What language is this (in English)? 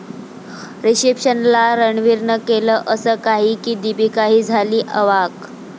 Marathi